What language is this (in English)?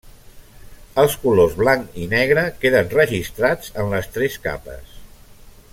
Catalan